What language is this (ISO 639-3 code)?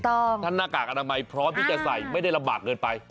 tha